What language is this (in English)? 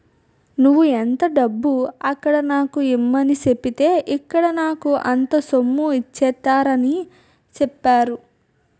Telugu